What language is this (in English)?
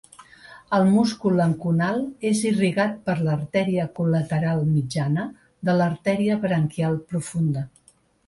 Catalan